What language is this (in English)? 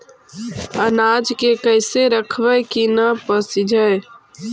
Magahi